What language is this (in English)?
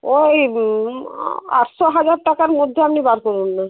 Bangla